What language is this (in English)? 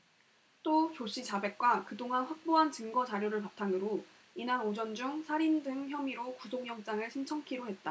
Korean